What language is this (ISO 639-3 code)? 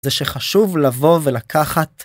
heb